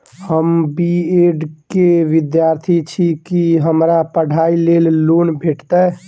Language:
Maithili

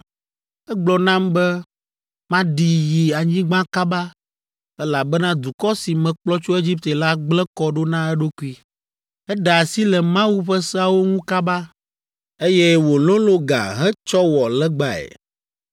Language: Ewe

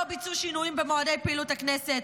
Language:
Hebrew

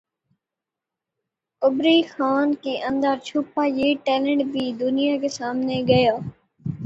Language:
Urdu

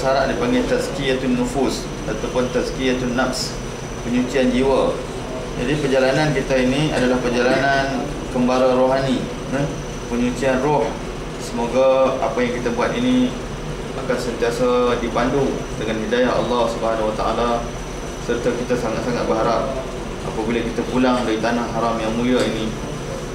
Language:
Malay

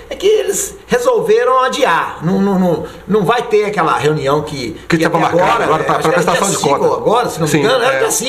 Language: Portuguese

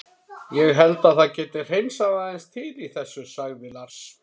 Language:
Icelandic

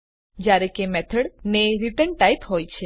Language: Gujarati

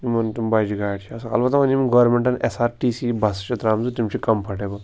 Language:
Kashmiri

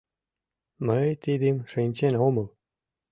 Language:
Mari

